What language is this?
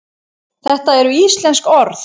Icelandic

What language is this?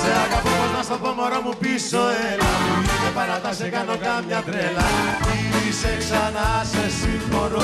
Greek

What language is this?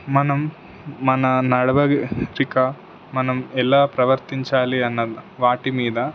Telugu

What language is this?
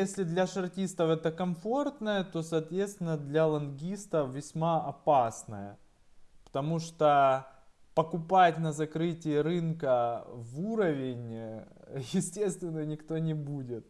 Russian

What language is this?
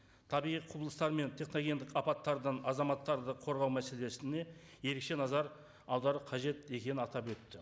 Kazakh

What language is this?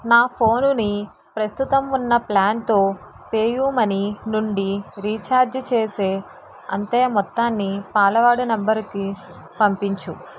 Telugu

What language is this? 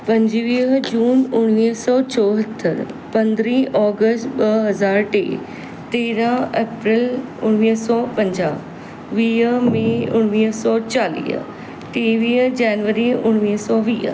Sindhi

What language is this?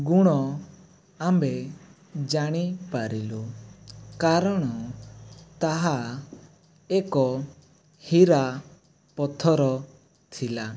Odia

